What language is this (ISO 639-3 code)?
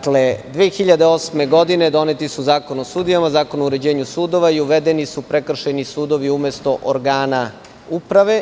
srp